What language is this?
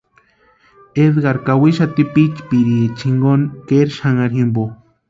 Western Highland Purepecha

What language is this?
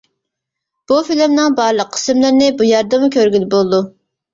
Uyghur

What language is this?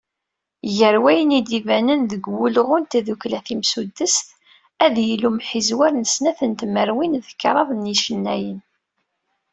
Kabyle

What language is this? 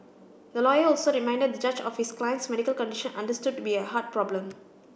English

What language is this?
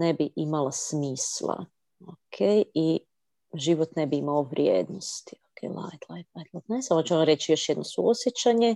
Croatian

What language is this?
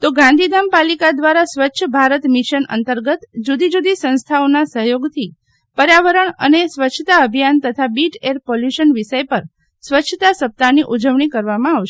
Gujarati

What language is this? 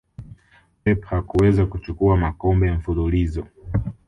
Swahili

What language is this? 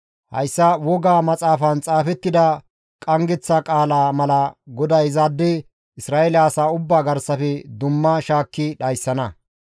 Gamo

